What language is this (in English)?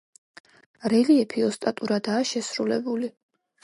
Georgian